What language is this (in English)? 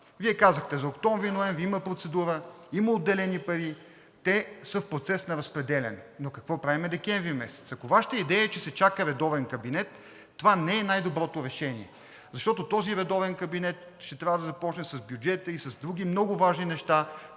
Bulgarian